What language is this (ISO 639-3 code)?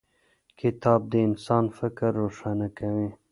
pus